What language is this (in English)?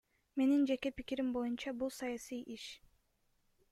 Kyrgyz